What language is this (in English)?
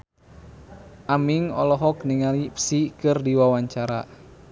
Sundanese